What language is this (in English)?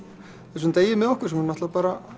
Icelandic